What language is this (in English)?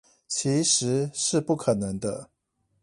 Chinese